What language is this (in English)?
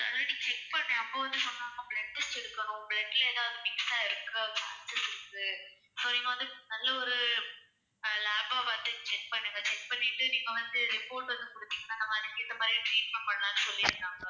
Tamil